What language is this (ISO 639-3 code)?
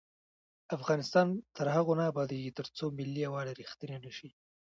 pus